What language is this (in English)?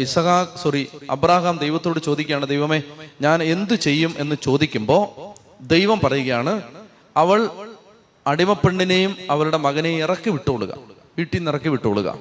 Malayalam